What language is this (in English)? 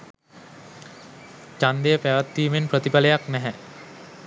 Sinhala